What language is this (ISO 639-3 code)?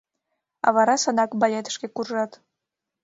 chm